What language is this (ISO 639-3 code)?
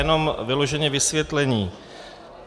ces